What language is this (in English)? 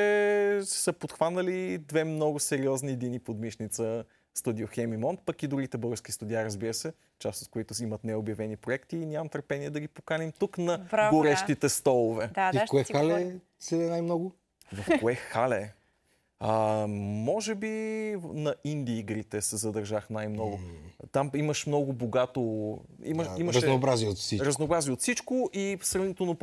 Bulgarian